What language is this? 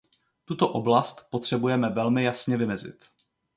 Czech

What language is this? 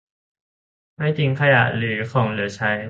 Thai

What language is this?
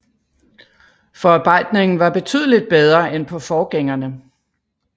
Danish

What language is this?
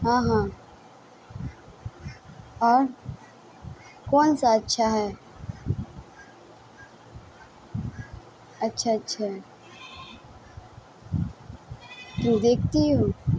Urdu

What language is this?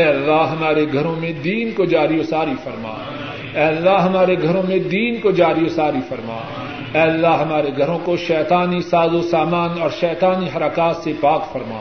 Urdu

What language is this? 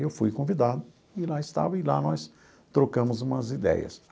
Portuguese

